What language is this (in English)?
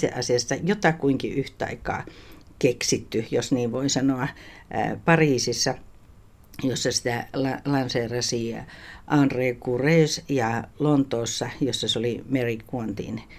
Finnish